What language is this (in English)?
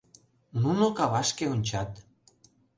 Mari